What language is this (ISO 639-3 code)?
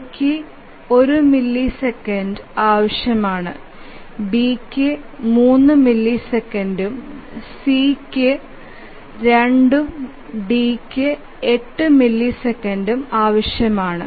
mal